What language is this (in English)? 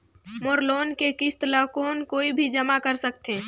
Chhattisgarhi